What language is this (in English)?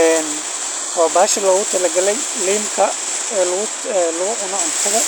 Somali